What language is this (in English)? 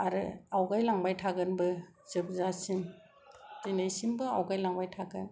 Bodo